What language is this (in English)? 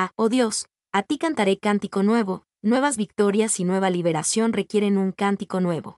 Spanish